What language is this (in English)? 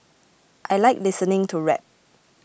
English